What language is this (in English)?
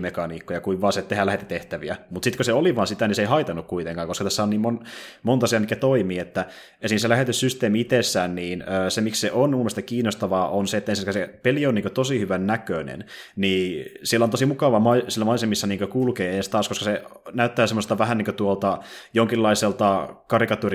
Finnish